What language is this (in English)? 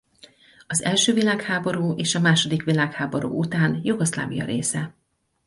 Hungarian